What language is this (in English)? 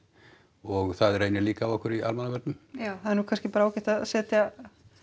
Icelandic